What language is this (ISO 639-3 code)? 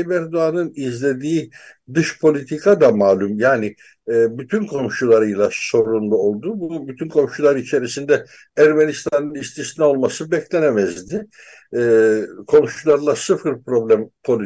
tur